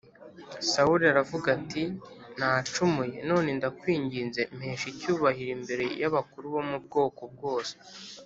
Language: Kinyarwanda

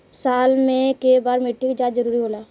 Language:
Bhojpuri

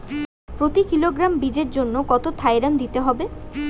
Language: Bangla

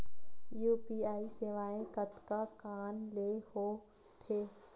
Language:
Chhattisgarhi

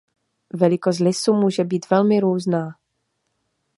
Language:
Czech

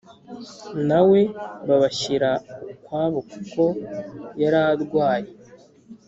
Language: Kinyarwanda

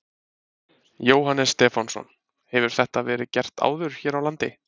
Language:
Icelandic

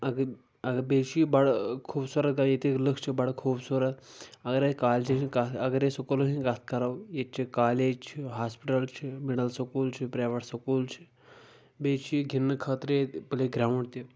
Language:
Kashmiri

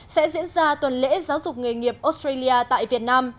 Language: Vietnamese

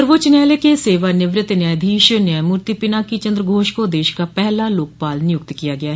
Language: Hindi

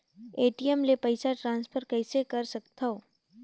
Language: Chhattisgarhi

